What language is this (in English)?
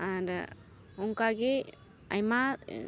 Santali